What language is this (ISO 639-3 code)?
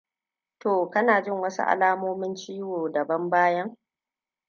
hau